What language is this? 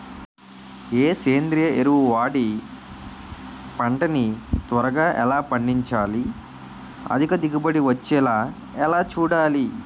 Telugu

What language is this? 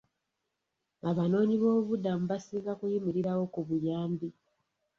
Ganda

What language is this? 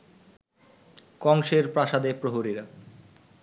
Bangla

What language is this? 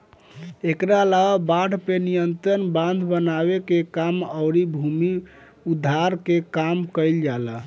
Bhojpuri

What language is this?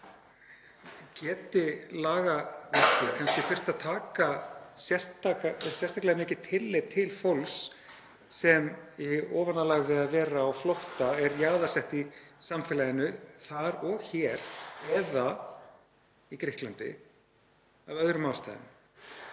Icelandic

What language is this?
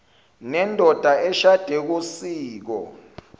Zulu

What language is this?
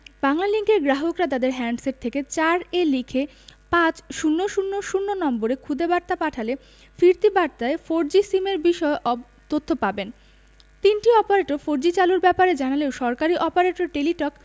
Bangla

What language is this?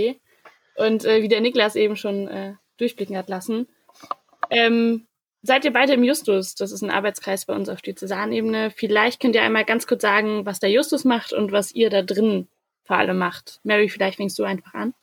German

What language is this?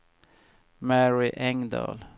Swedish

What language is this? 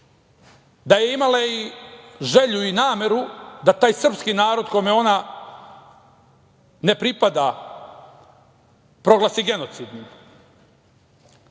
Serbian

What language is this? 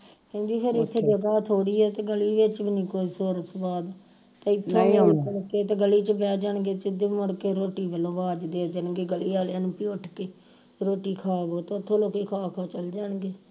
Punjabi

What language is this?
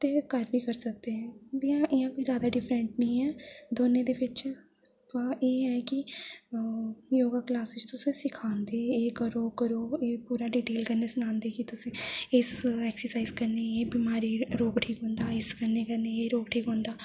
Dogri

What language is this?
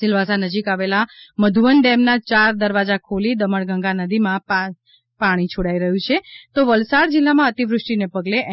Gujarati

